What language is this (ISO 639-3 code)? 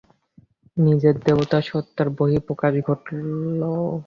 ben